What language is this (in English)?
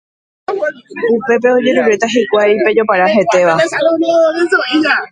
Guarani